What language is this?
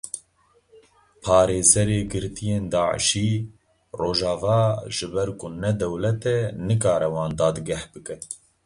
Kurdish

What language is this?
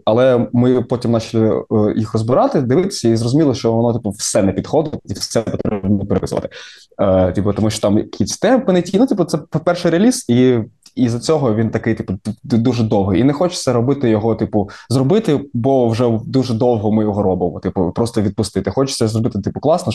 Ukrainian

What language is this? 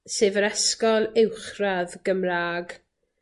Welsh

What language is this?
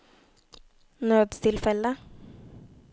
Norwegian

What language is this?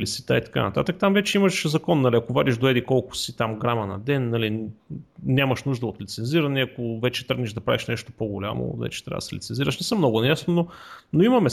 Bulgarian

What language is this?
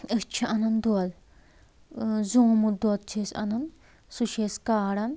Kashmiri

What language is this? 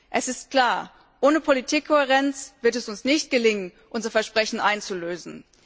German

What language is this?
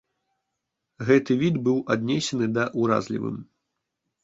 Belarusian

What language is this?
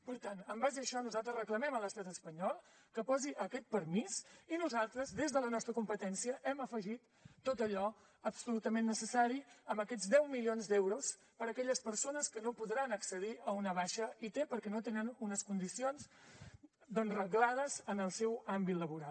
Catalan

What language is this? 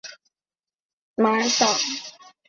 Chinese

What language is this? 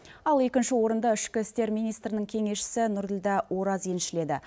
Kazakh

